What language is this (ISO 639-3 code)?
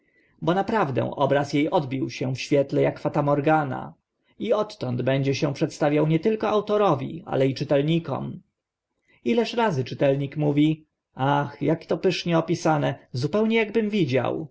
pol